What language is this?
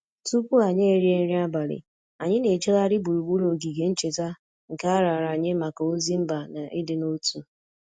Igbo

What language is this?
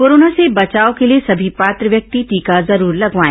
Hindi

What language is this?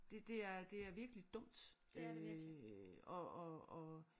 Danish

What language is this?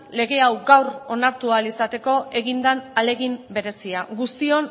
Basque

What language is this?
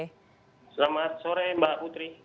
Indonesian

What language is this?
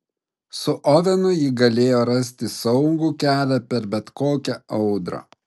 Lithuanian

